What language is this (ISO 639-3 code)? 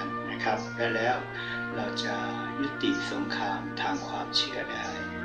tha